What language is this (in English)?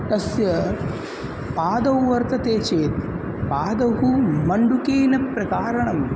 Sanskrit